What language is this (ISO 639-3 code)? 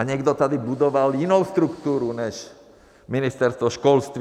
ces